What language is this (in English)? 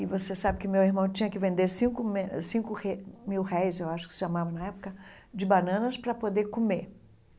Portuguese